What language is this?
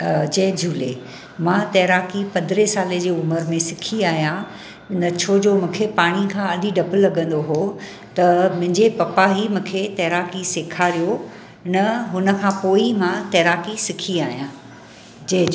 Sindhi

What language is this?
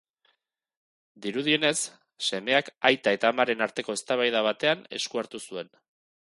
Basque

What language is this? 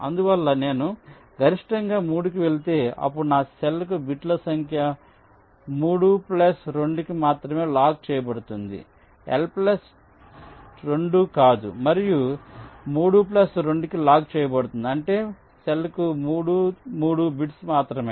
Telugu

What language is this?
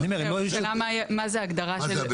Hebrew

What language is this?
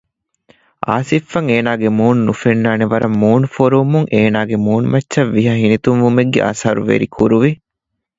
Divehi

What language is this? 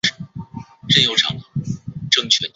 Chinese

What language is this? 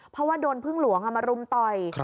Thai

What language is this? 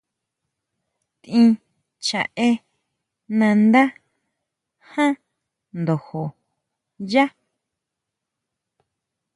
Huautla Mazatec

